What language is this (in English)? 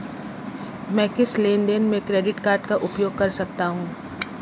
Hindi